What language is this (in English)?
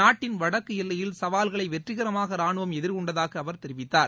Tamil